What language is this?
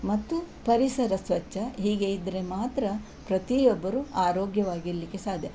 Kannada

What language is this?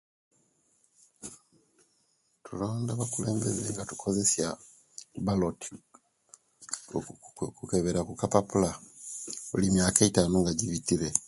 Kenyi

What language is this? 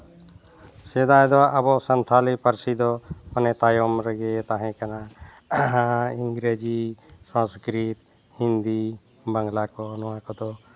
Santali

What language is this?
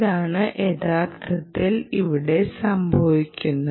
Malayalam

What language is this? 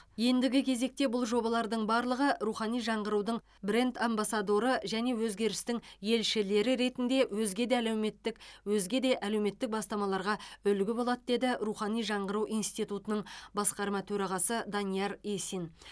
Kazakh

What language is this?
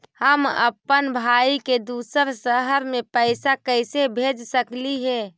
Magahi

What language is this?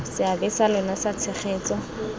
Tswana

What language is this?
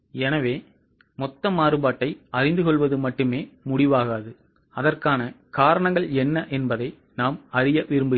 Tamil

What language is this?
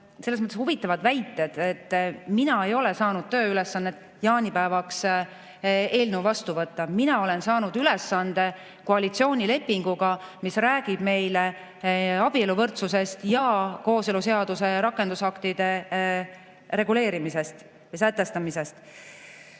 Estonian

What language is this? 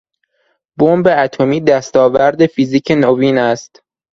Persian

